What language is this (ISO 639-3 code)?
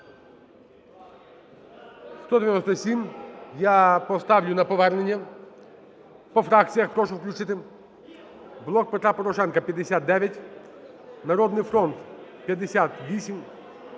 ukr